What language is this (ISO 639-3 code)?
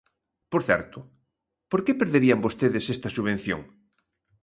glg